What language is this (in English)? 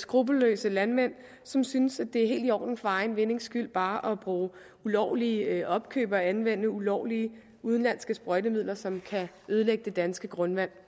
Danish